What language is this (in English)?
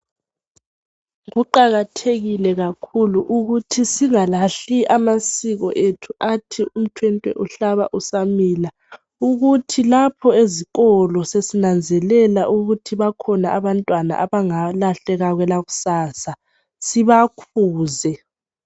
North Ndebele